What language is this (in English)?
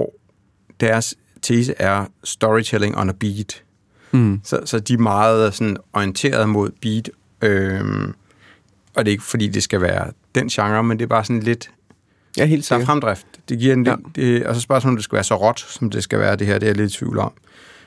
Danish